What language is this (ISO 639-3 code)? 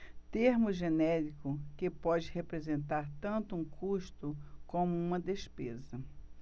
por